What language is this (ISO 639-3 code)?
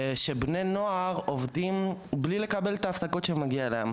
heb